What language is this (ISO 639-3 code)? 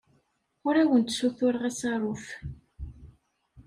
kab